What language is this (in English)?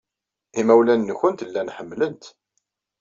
Kabyle